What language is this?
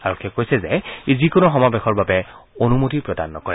Assamese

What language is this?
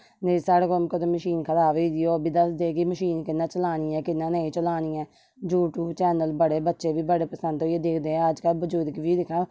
Dogri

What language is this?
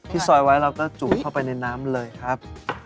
Thai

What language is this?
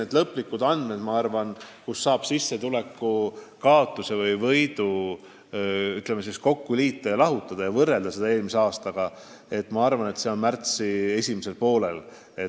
Estonian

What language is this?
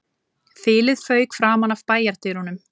Icelandic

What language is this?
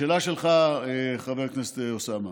Hebrew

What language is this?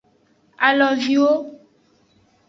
Aja (Benin)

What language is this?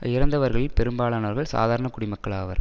Tamil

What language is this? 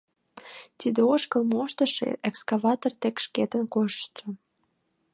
Mari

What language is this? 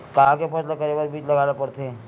Chhattisgarhi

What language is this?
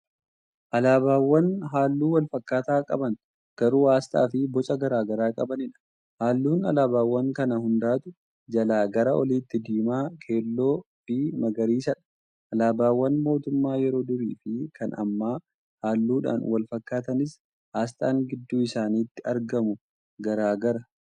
Oromo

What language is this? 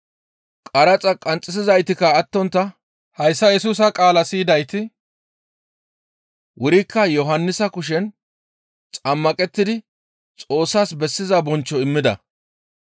Gamo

